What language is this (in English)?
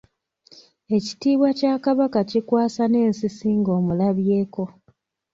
Ganda